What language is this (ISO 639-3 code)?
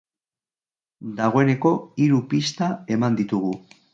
eus